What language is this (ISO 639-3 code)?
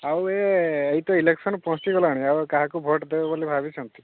ori